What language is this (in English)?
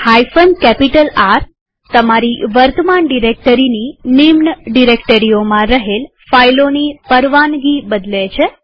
Gujarati